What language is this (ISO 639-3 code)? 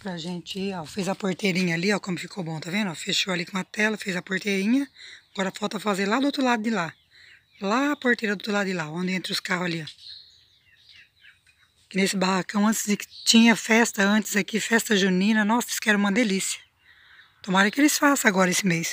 por